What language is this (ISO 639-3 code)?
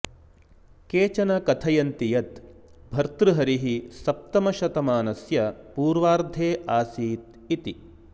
san